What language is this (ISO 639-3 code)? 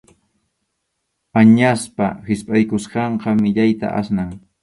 qxu